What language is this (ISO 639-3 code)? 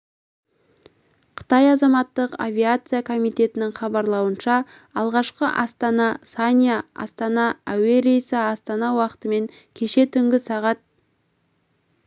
kaz